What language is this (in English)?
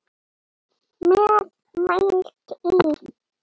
Icelandic